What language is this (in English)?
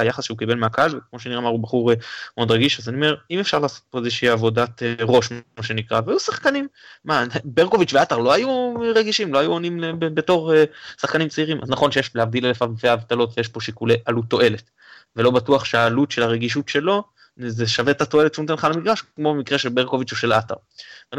Hebrew